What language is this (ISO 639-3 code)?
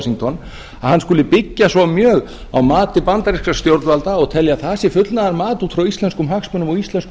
isl